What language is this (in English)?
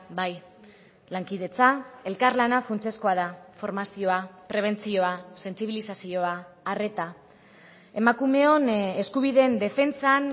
Basque